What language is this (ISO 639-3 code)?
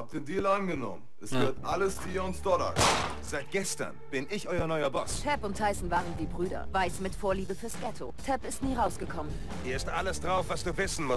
deu